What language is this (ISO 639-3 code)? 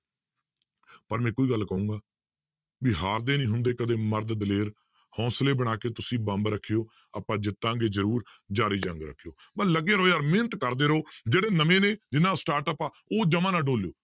pan